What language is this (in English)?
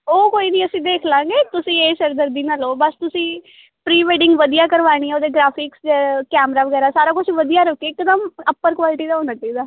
Punjabi